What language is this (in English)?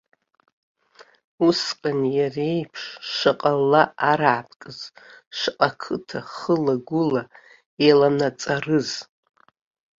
Abkhazian